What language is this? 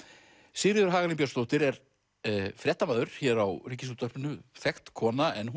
Icelandic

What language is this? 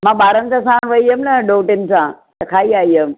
Sindhi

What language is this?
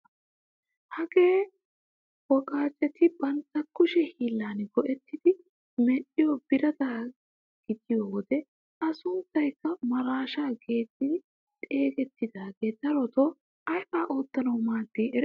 Wolaytta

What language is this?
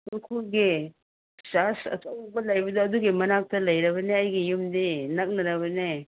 Manipuri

